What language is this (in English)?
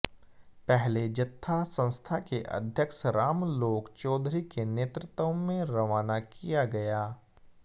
Hindi